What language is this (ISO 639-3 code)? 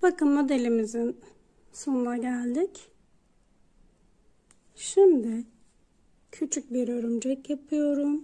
tur